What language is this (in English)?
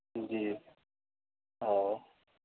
Urdu